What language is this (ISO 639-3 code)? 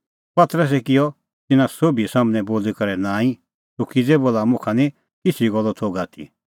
kfx